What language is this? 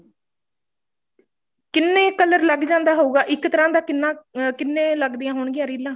Punjabi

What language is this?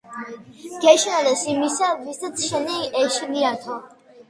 Georgian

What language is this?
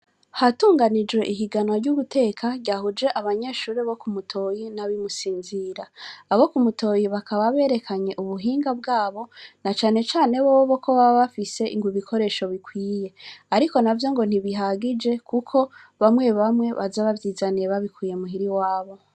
Rundi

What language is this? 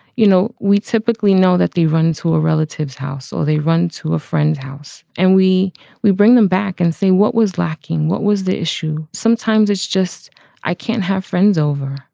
English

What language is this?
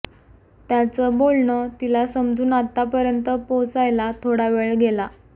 Marathi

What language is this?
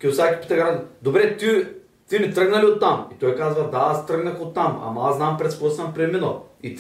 Bulgarian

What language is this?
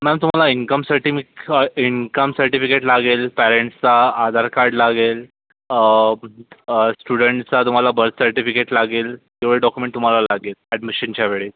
Marathi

